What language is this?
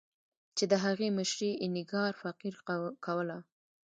Pashto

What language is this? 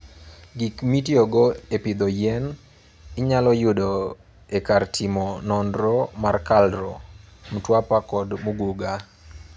Luo (Kenya and Tanzania)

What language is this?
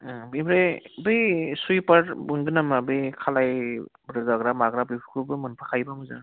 Bodo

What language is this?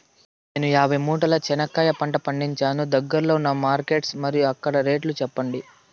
Telugu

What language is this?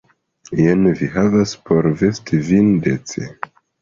Esperanto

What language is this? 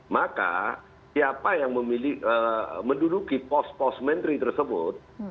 Indonesian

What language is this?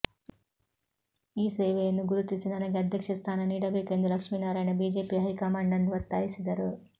Kannada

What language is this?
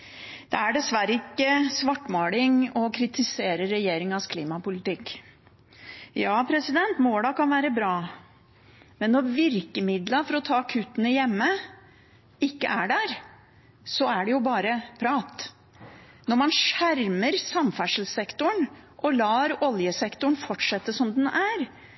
Norwegian Bokmål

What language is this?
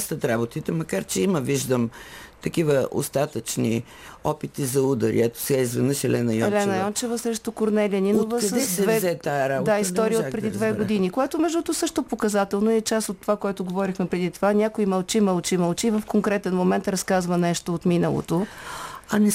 Bulgarian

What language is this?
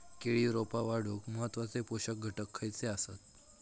Marathi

